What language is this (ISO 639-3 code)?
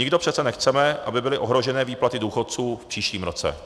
ces